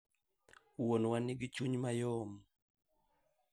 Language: Luo (Kenya and Tanzania)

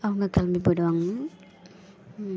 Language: Tamil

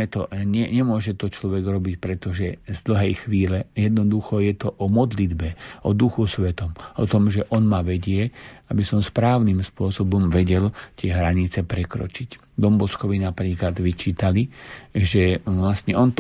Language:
Slovak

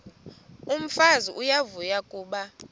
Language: Xhosa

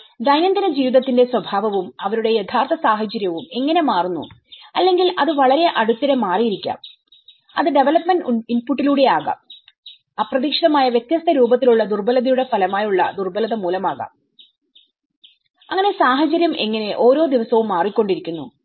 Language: Malayalam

